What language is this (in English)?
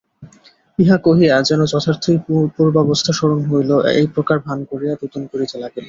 Bangla